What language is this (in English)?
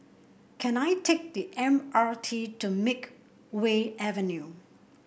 English